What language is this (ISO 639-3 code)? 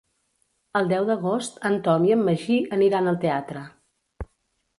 cat